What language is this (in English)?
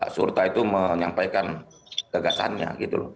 Indonesian